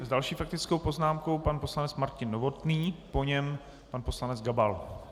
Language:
Czech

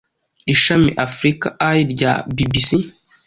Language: Kinyarwanda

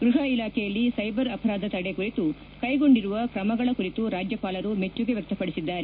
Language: Kannada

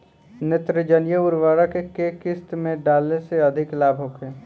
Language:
Bhojpuri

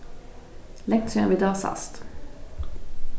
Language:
Faroese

